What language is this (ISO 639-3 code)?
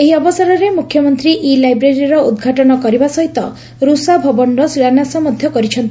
ori